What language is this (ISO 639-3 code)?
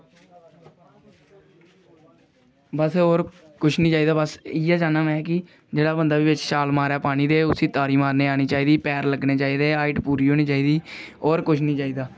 doi